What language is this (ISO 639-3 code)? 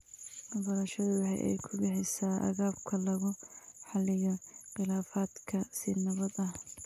som